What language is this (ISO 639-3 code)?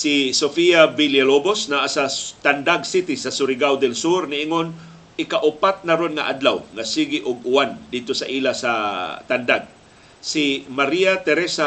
fil